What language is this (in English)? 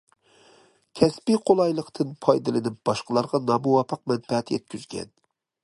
Uyghur